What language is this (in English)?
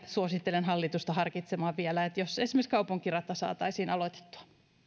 Finnish